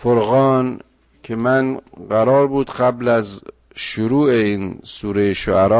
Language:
Persian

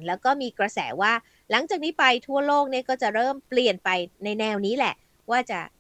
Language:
Thai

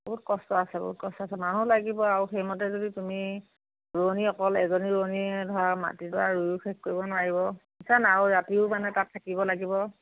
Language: Assamese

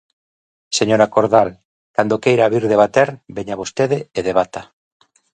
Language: Galician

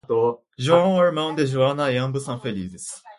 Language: Portuguese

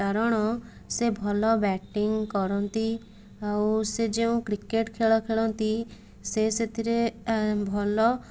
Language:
Odia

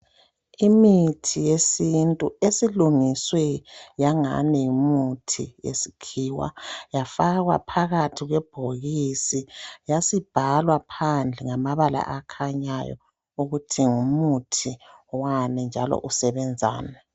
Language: North Ndebele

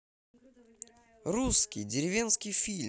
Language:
Russian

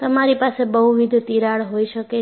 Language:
Gujarati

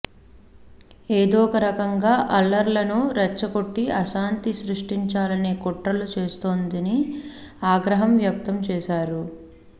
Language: Telugu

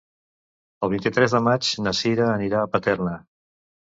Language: Catalan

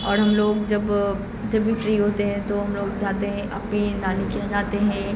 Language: Urdu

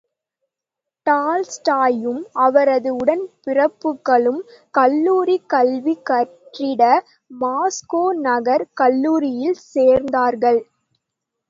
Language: Tamil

